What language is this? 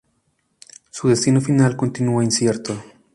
Spanish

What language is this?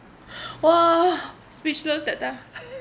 English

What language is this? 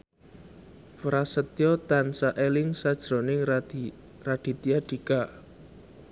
Javanese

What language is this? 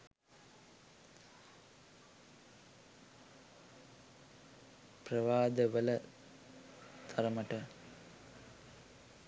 Sinhala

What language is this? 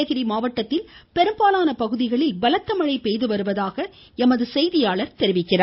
Tamil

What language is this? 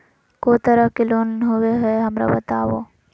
Magahi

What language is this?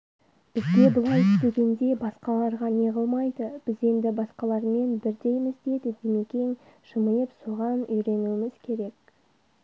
Kazakh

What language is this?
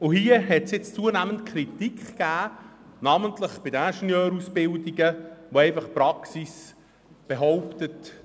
Swiss German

